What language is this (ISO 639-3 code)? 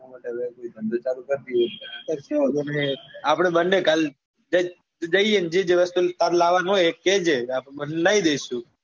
guj